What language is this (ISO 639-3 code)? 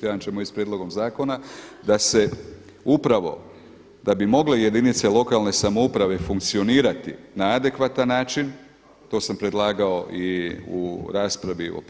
hrv